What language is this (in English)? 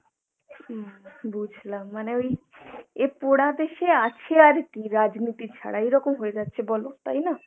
Bangla